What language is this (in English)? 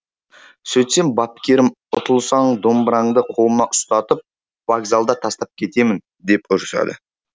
Kazakh